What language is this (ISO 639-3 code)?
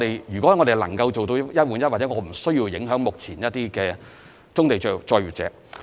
yue